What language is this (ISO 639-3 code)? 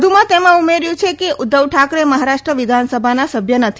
guj